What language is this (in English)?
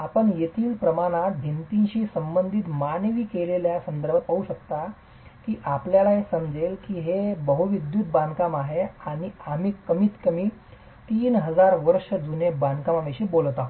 Marathi